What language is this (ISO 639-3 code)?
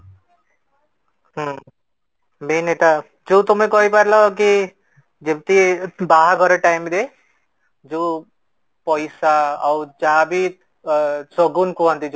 ori